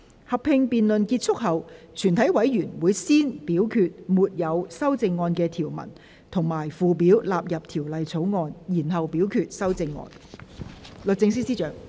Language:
Cantonese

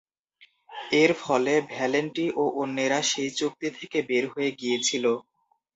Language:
Bangla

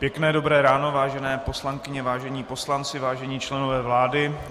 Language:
Czech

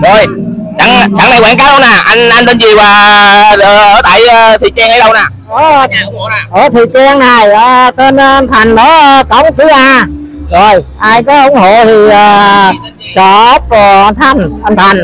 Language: Vietnamese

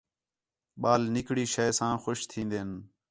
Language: Khetrani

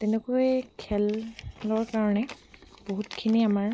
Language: Assamese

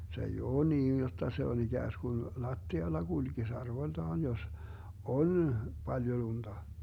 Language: Finnish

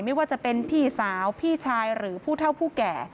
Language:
Thai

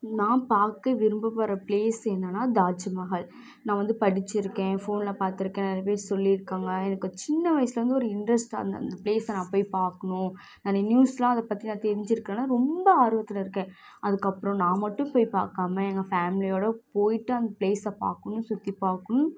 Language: Tamil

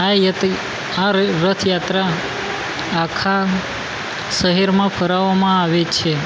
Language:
Gujarati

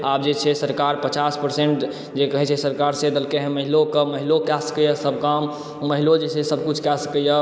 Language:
Maithili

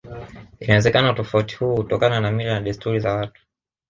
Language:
Swahili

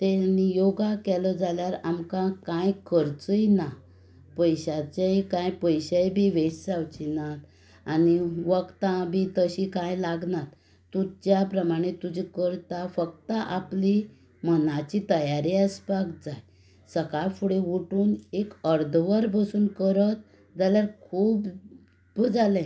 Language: Konkani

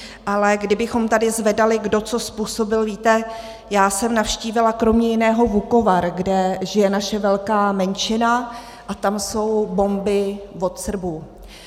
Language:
Czech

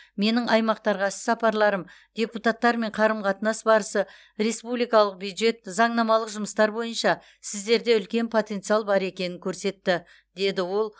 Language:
Kazakh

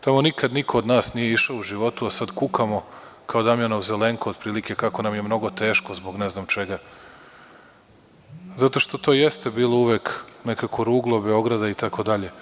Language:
Serbian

